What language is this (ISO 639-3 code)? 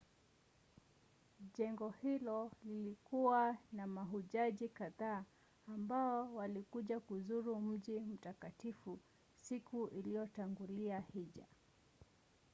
swa